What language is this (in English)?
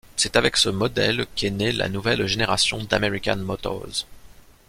French